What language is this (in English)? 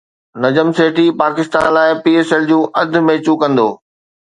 Sindhi